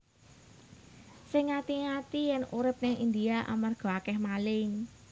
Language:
Javanese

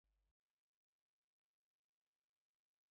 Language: Bangla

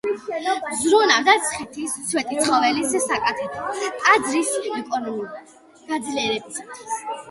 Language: Georgian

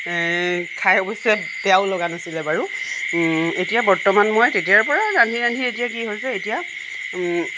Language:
Assamese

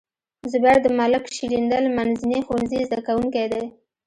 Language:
Pashto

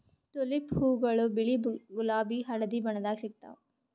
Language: Kannada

